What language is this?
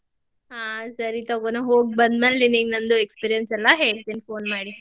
Kannada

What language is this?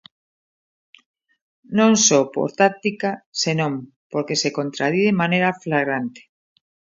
Galician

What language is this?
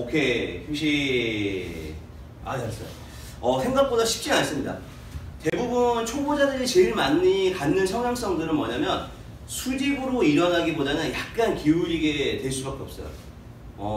Korean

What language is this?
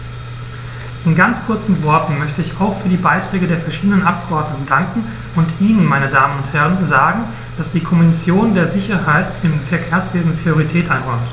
German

